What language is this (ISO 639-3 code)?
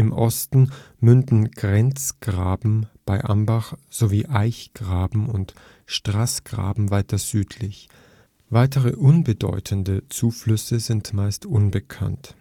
deu